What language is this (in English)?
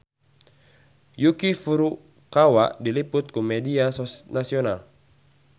Sundanese